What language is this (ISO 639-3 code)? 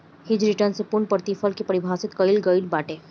bho